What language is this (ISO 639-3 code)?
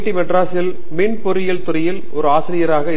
tam